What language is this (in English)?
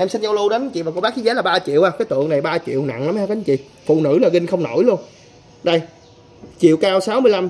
Vietnamese